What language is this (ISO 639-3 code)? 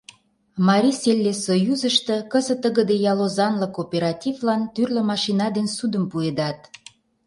chm